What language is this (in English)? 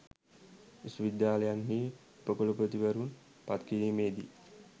Sinhala